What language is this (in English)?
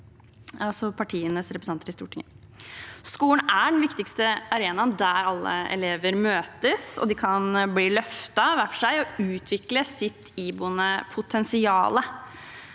Norwegian